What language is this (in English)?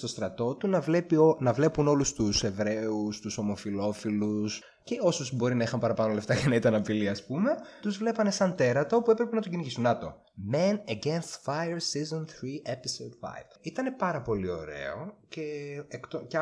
Greek